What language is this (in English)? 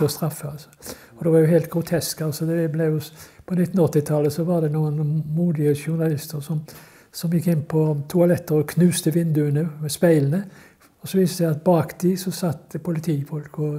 Norwegian